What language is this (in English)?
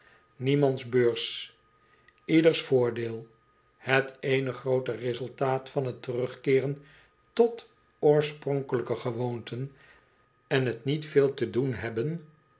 Dutch